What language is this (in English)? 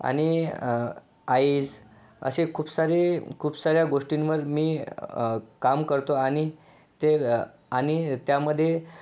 Marathi